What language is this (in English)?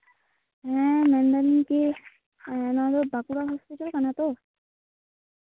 Santali